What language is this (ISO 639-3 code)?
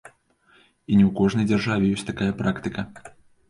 bel